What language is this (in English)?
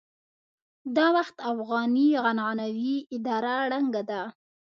Pashto